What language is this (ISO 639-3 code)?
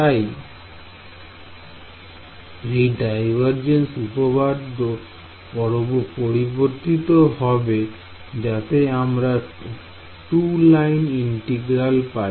ben